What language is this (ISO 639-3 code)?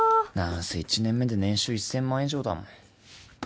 jpn